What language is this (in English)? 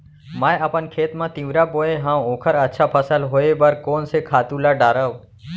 Chhattisgarhi